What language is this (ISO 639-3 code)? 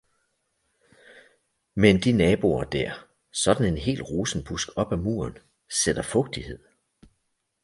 dan